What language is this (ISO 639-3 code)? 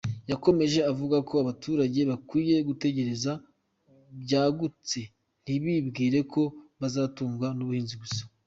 kin